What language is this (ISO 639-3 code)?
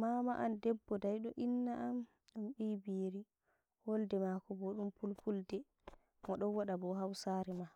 fuv